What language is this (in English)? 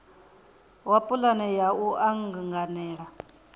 Venda